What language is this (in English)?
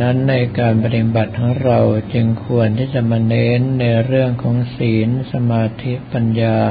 Thai